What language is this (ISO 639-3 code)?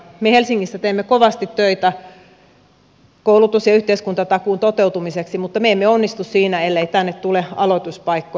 fin